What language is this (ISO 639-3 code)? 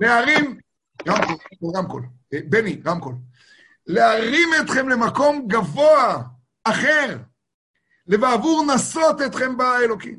heb